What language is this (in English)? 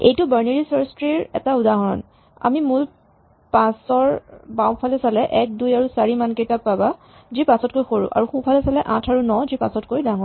Assamese